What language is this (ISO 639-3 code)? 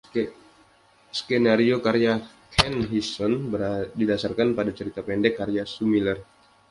ind